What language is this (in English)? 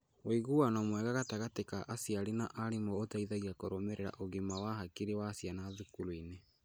Kikuyu